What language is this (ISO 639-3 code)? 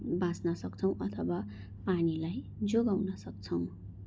nep